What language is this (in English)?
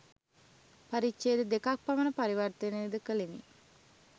Sinhala